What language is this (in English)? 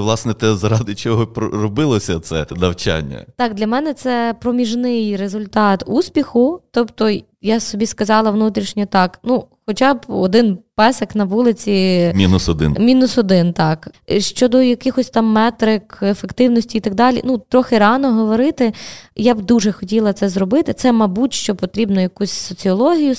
Ukrainian